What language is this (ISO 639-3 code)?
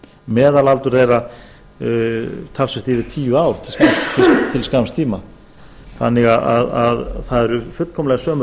isl